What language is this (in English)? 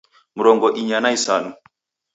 Taita